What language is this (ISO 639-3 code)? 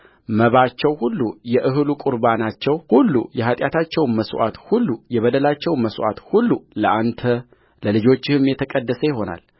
amh